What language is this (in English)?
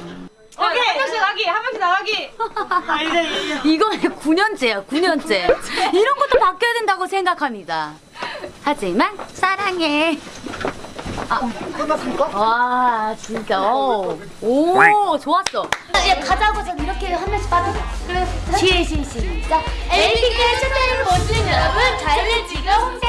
Korean